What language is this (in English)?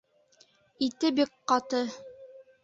Bashkir